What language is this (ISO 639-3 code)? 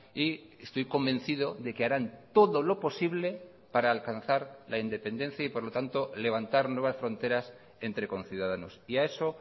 spa